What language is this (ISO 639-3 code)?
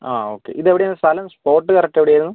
mal